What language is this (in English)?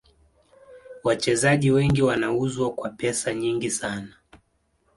Swahili